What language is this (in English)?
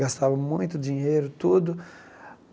Portuguese